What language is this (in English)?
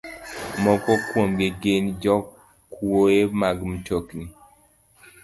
Luo (Kenya and Tanzania)